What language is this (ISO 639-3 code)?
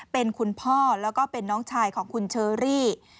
tha